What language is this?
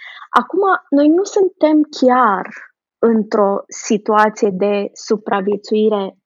Romanian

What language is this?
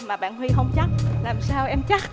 Vietnamese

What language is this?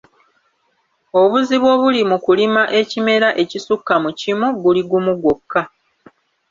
Ganda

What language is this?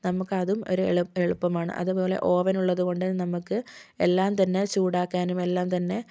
Malayalam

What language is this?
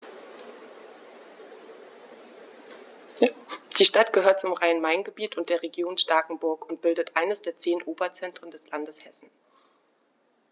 German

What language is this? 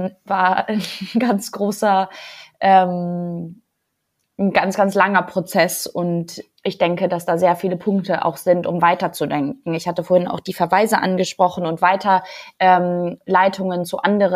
German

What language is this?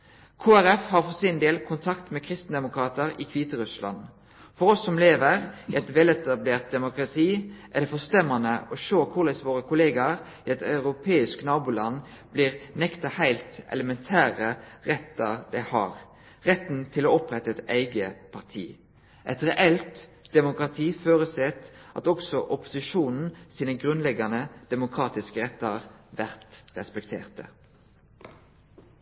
Norwegian Nynorsk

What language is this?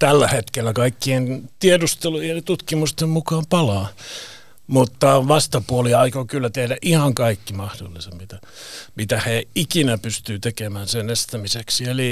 Finnish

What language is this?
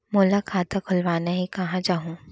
Chhattisgarhi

